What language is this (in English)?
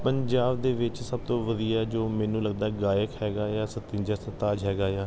Punjabi